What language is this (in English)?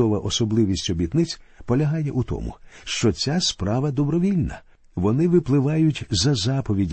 Ukrainian